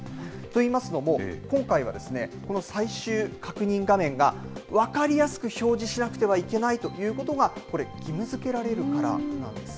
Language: Japanese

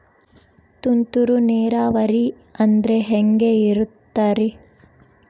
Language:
Kannada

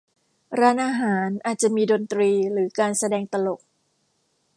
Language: Thai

